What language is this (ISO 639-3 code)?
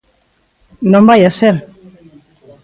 glg